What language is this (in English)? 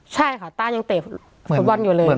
Thai